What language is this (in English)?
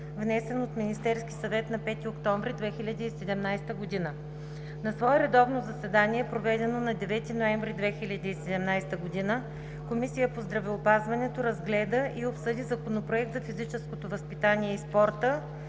Bulgarian